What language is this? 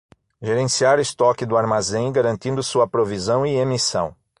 Portuguese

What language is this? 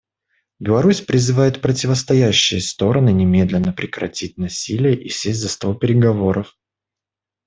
Russian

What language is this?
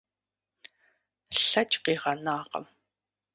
Kabardian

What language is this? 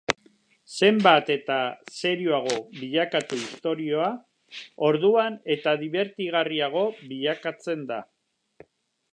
Basque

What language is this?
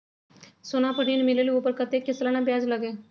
Magahi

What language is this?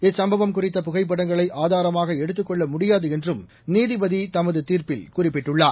Tamil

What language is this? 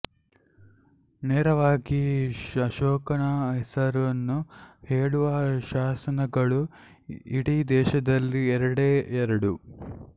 Kannada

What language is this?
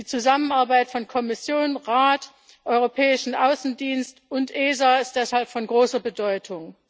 German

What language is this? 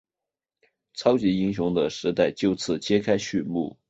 Chinese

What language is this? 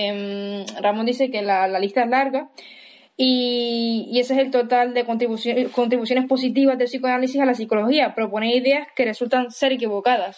Spanish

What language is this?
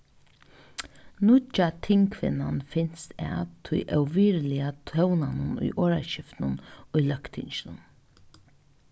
Faroese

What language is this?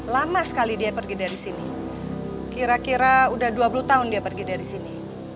Indonesian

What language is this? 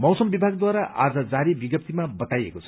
Nepali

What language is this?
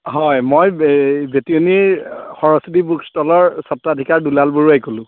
Assamese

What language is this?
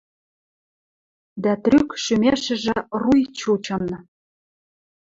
Western Mari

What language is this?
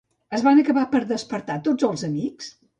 Catalan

